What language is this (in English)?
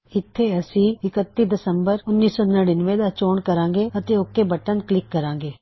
Punjabi